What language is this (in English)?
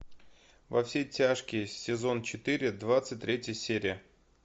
Russian